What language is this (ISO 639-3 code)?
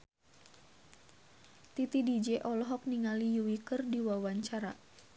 sun